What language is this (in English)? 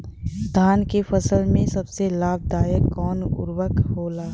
Bhojpuri